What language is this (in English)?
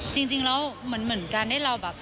Thai